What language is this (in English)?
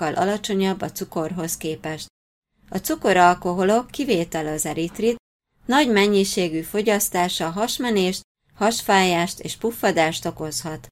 Hungarian